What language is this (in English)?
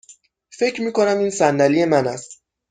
Persian